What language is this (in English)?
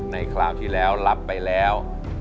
Thai